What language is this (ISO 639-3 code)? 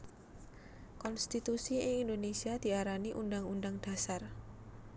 jav